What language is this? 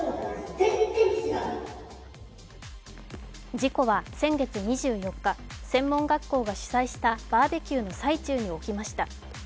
Japanese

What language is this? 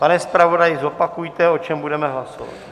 Czech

